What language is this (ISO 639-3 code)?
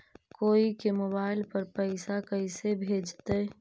mag